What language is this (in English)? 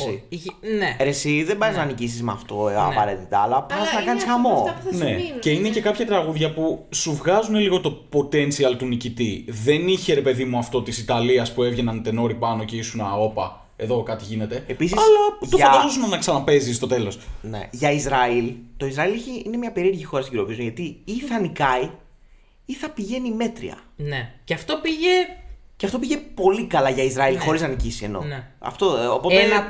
Greek